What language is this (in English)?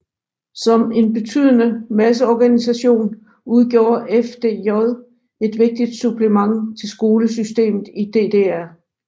Danish